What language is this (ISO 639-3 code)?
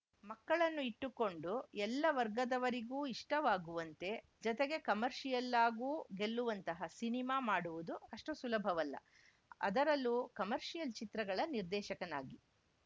kan